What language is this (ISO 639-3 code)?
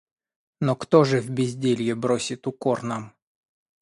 rus